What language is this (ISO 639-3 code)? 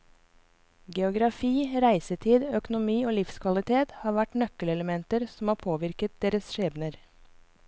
nor